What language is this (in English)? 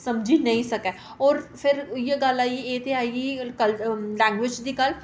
Dogri